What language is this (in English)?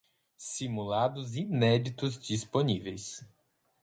Portuguese